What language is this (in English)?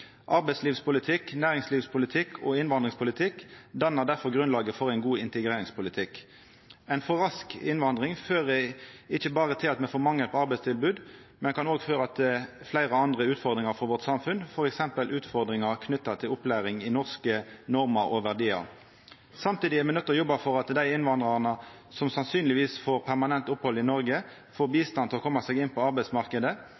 Norwegian Nynorsk